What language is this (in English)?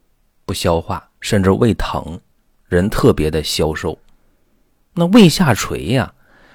Chinese